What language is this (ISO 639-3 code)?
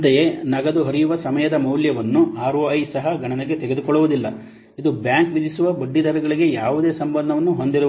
kan